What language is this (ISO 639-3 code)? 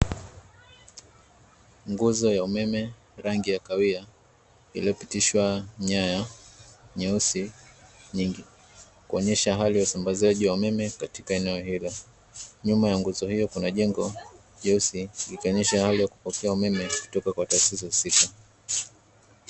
swa